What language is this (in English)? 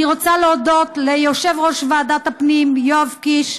Hebrew